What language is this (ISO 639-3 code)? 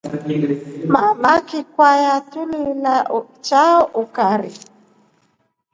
rof